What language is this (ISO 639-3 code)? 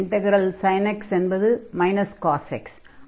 tam